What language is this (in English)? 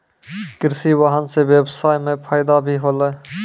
Maithili